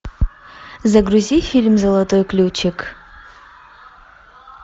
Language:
Russian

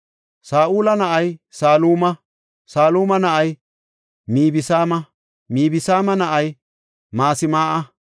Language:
Gofa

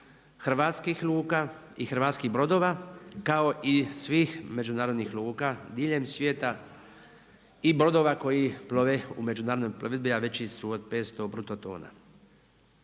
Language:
Croatian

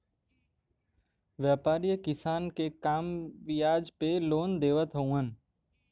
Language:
Bhojpuri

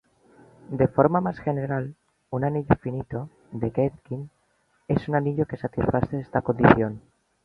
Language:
Spanish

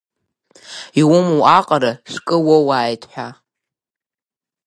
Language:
Abkhazian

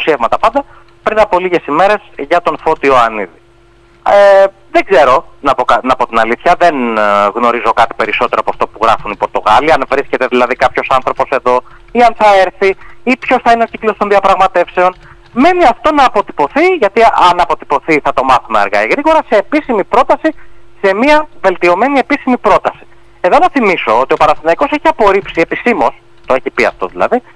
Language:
Greek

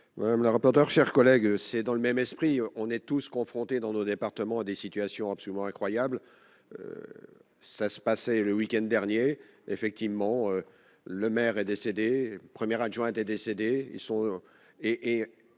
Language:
French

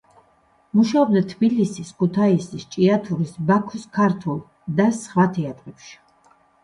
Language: Georgian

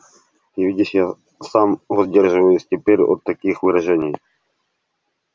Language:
Russian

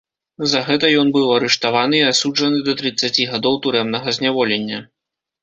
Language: Belarusian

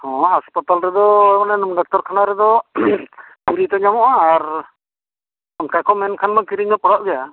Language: Santali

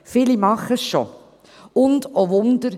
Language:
Swiss German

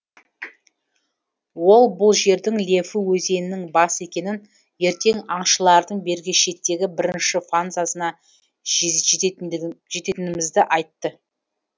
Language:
Kazakh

